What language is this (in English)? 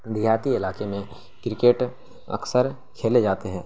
Urdu